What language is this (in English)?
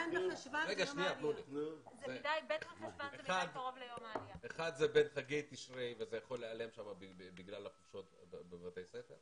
Hebrew